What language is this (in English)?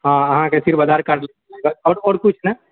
Maithili